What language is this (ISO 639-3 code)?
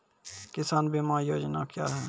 mai